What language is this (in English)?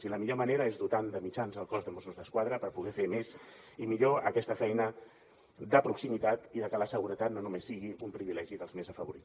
Catalan